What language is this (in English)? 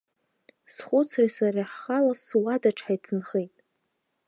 Abkhazian